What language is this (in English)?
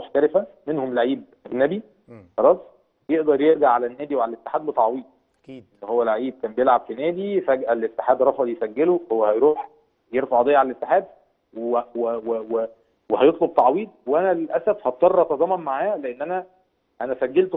Arabic